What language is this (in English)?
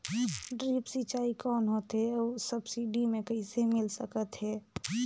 Chhattisgarhi